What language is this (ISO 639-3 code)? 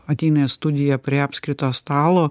lit